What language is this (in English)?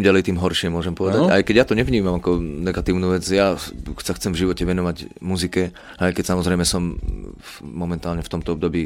Slovak